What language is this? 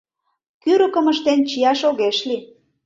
Mari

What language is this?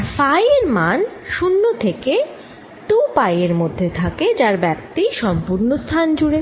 Bangla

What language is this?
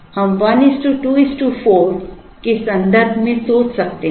Hindi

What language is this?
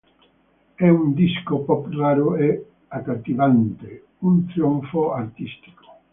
Italian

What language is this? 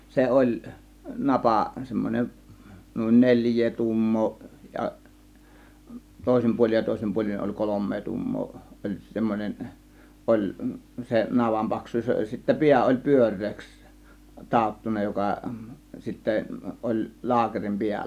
Finnish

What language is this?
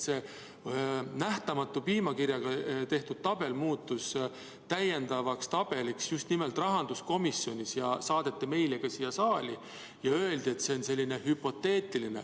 Estonian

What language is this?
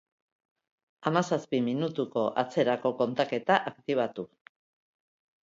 Basque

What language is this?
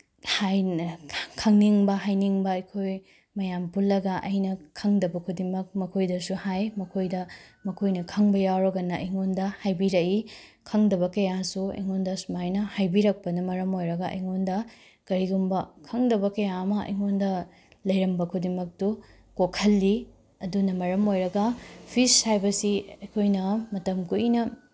Manipuri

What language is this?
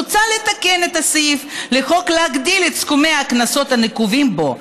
Hebrew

